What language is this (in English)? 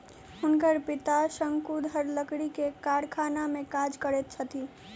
Maithili